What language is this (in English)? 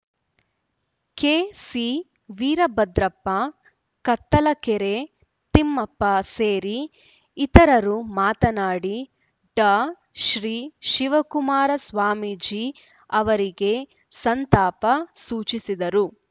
Kannada